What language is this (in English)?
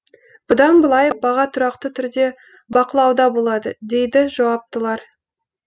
Kazakh